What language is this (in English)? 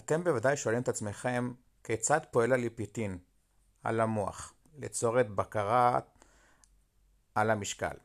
Hebrew